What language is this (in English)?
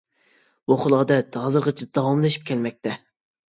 Uyghur